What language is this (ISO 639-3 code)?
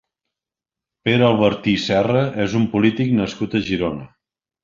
cat